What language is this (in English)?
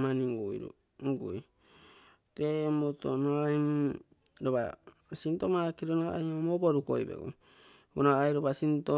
Terei